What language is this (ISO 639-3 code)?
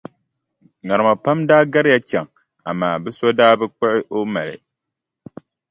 dag